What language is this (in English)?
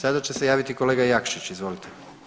Croatian